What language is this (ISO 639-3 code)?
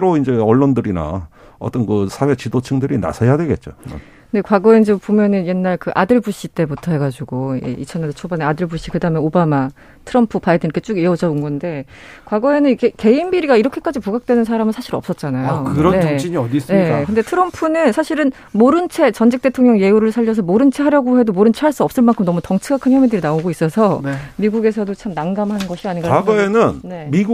kor